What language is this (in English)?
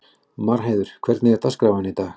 Icelandic